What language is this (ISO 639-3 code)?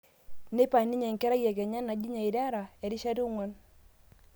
mas